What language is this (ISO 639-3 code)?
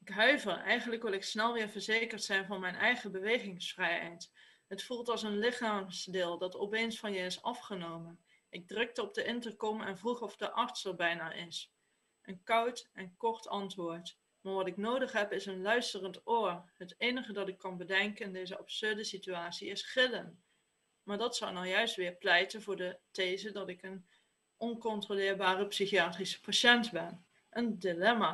nld